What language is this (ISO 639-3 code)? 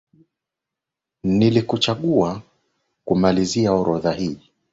swa